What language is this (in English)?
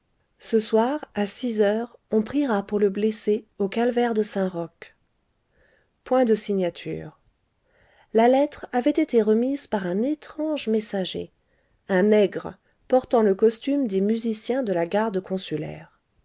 French